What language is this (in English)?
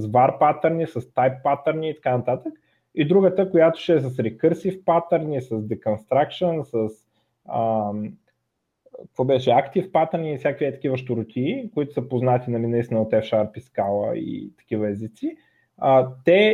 Bulgarian